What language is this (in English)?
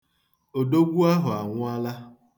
Igbo